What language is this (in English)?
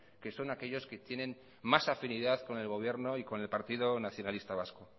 Spanish